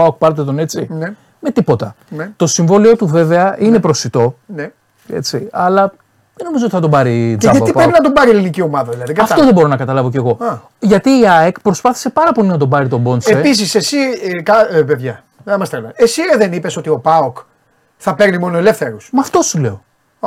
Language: Greek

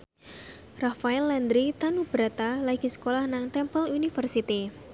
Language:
Javanese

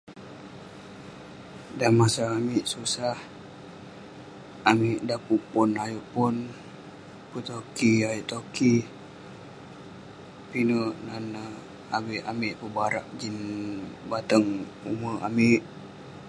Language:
Western Penan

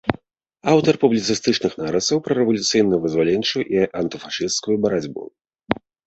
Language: Belarusian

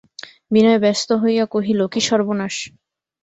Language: Bangla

